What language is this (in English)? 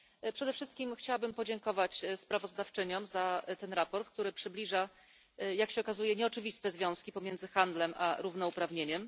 Polish